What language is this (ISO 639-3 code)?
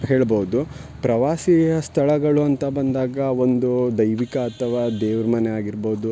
kan